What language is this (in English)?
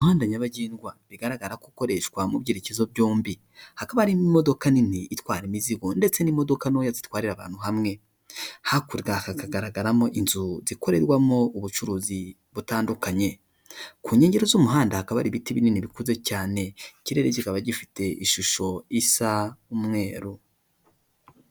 Kinyarwanda